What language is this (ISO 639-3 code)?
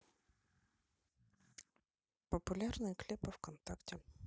rus